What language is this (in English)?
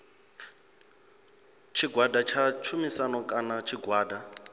Venda